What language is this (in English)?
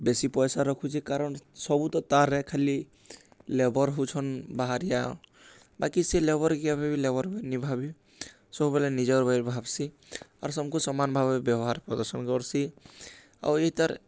Odia